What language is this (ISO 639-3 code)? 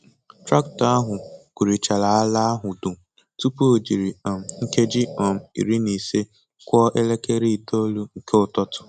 ibo